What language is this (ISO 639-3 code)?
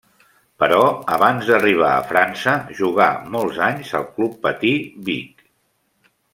cat